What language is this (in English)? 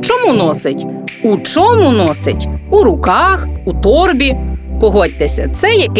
Ukrainian